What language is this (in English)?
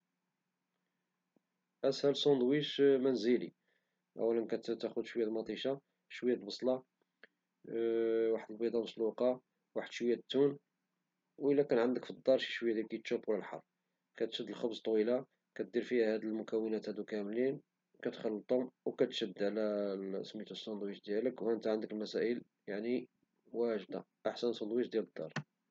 Moroccan Arabic